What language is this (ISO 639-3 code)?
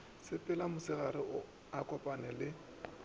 nso